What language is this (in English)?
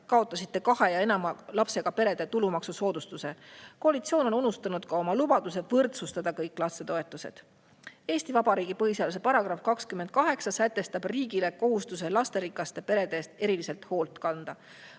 Estonian